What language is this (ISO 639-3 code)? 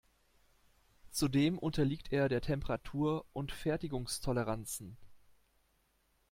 deu